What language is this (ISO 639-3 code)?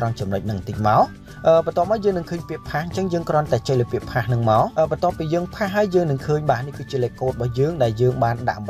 vie